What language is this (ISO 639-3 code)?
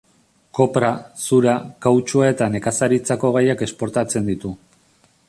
eus